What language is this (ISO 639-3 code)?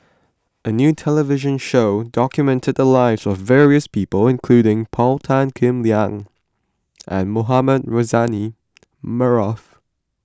eng